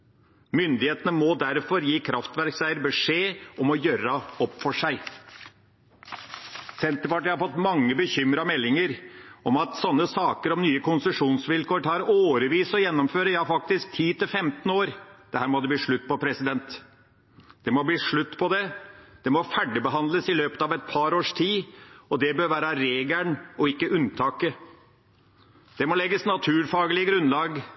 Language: Norwegian Bokmål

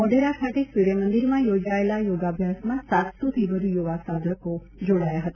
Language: Gujarati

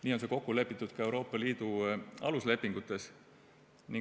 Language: Estonian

